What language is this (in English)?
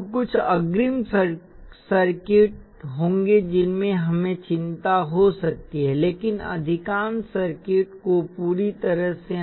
Hindi